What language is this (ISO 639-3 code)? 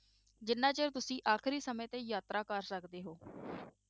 pan